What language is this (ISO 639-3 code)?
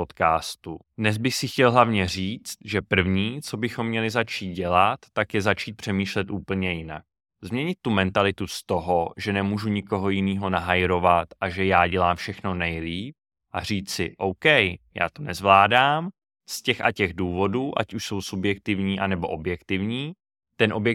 ces